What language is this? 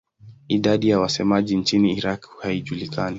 Swahili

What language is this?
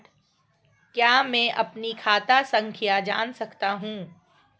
Hindi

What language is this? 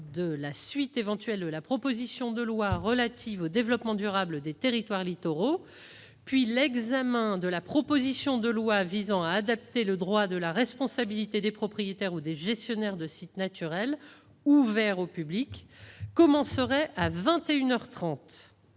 French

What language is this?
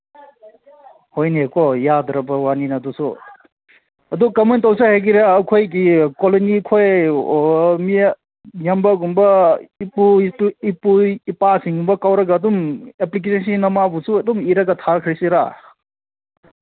Manipuri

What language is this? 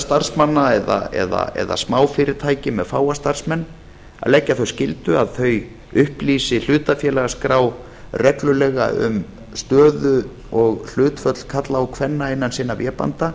Icelandic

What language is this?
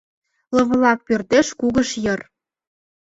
Mari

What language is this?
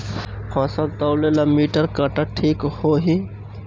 Bhojpuri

